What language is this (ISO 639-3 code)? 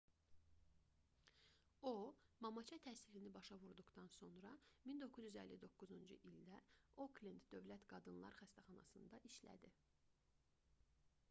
aze